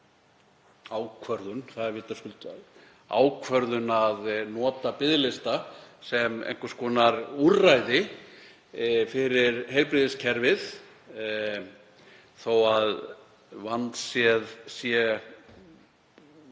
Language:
Icelandic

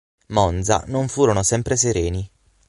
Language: Italian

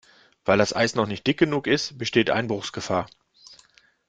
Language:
German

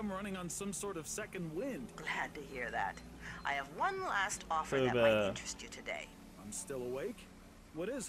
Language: Turkish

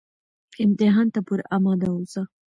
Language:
Pashto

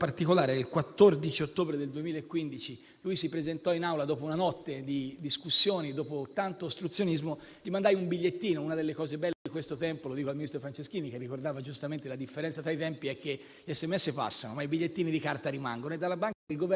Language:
Italian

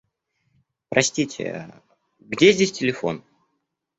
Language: Russian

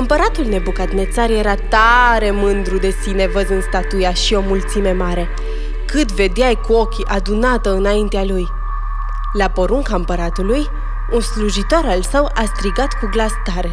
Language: Romanian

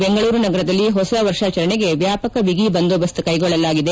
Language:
Kannada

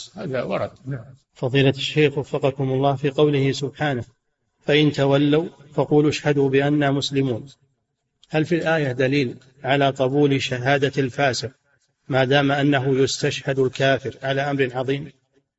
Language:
Arabic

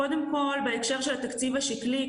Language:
Hebrew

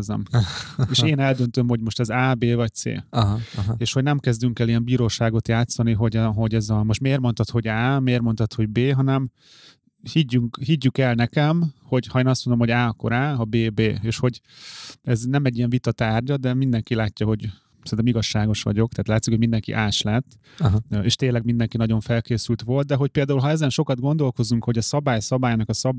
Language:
Hungarian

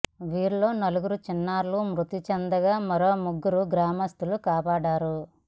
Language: Telugu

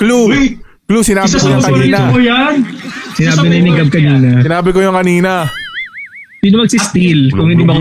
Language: Filipino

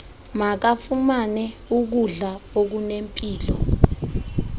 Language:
Xhosa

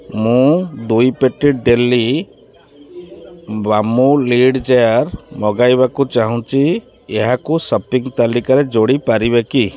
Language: Odia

